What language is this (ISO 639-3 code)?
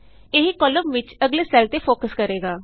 pan